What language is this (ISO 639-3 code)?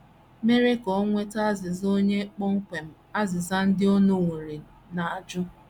ibo